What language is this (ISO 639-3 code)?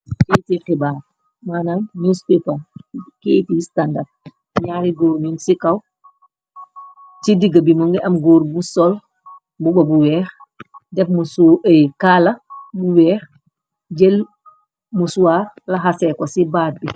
wol